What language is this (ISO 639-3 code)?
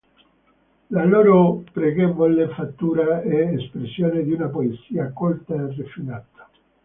ita